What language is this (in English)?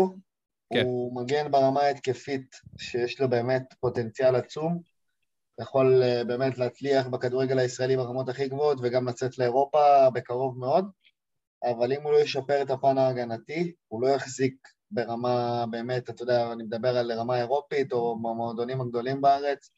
Hebrew